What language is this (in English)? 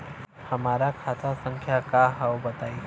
Bhojpuri